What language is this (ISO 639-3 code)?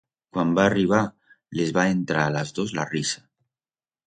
arg